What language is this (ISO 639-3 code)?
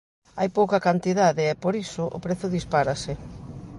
glg